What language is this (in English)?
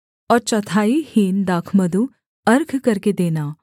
Hindi